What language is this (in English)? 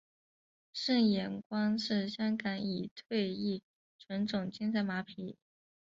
Chinese